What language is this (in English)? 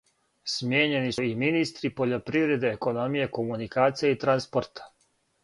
Serbian